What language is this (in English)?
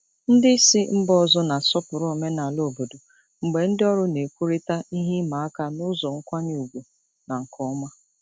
Igbo